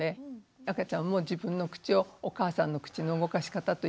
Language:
Japanese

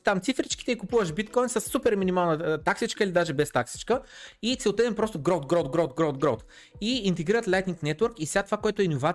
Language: Bulgarian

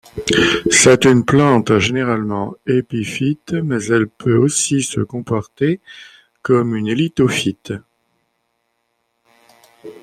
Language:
French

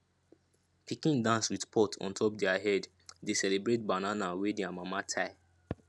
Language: Nigerian Pidgin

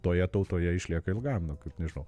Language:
Lithuanian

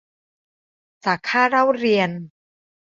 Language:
Thai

